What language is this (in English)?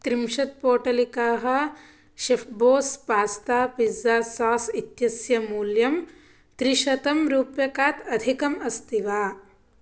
Sanskrit